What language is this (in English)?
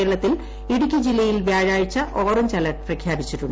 Malayalam